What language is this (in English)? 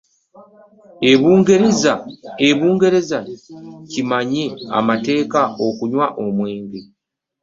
Ganda